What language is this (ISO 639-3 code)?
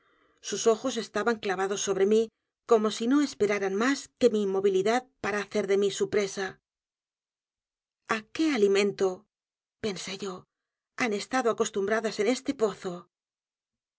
spa